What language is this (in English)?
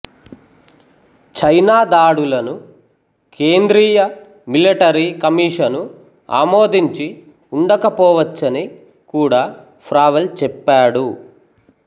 Telugu